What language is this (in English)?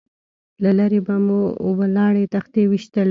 Pashto